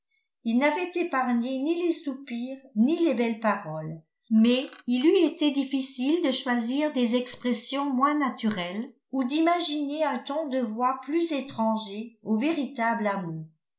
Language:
French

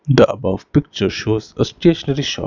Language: English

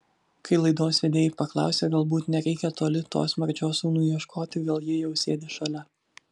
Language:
Lithuanian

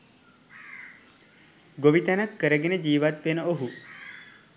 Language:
Sinhala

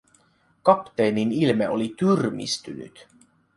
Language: Finnish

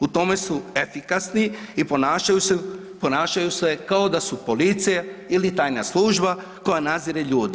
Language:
Croatian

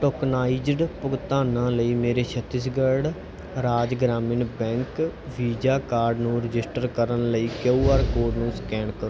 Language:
Punjabi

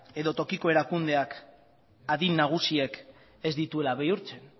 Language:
Basque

